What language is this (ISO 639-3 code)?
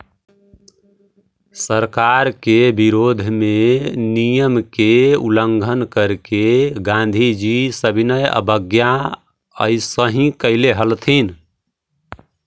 mag